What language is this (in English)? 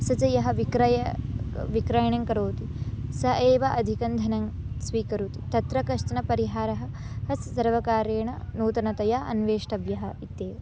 Sanskrit